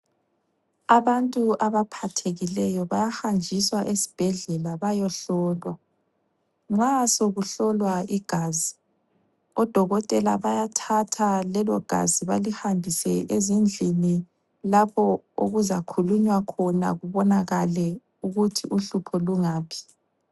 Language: North Ndebele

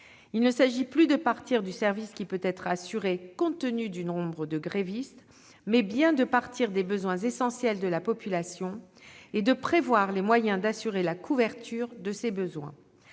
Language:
French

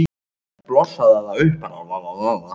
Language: Icelandic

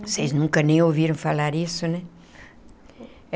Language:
Portuguese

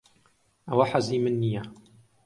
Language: Central Kurdish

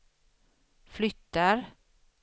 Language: Swedish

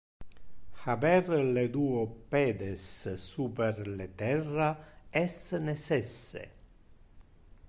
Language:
Interlingua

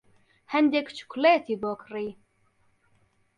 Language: Central Kurdish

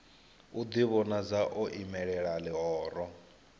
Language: Venda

